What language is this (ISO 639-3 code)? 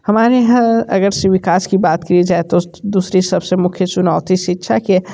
hin